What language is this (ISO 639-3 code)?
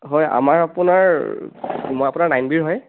asm